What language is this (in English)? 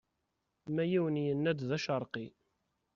Kabyle